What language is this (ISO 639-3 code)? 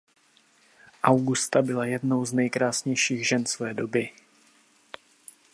ces